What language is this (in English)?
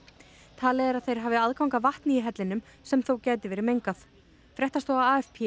Icelandic